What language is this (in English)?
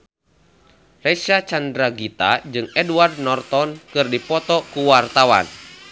Sundanese